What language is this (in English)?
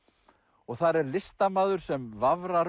Icelandic